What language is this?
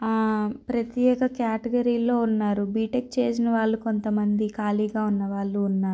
Telugu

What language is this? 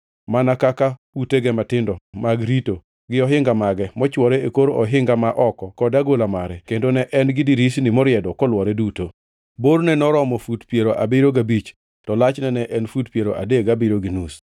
Luo (Kenya and Tanzania)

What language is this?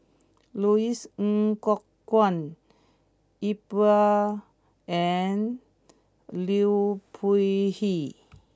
English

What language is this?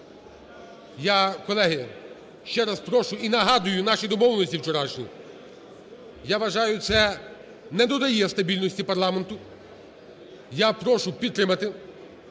Ukrainian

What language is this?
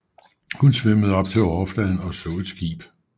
Danish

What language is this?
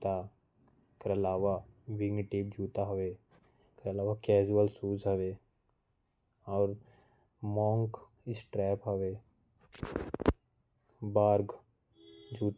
Korwa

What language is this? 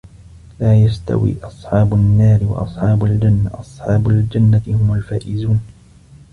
Arabic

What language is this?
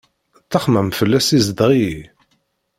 Kabyle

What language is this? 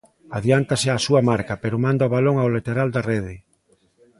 Galician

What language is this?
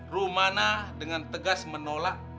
Indonesian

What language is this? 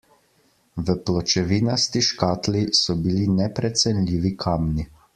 Slovenian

